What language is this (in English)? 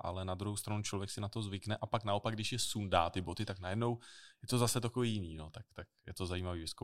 Czech